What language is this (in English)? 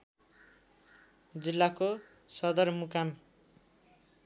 Nepali